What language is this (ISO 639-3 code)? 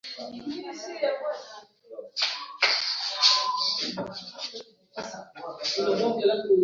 swa